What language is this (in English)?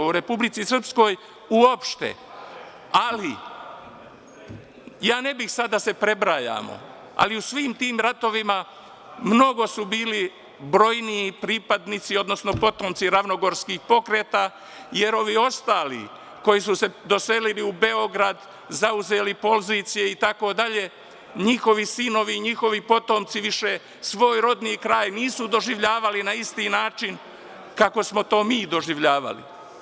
Serbian